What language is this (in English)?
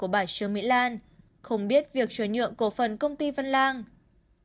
Vietnamese